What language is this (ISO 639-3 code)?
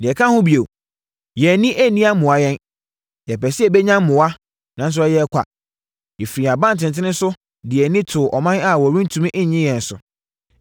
aka